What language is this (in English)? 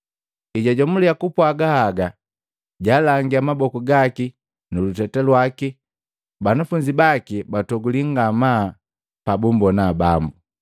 Matengo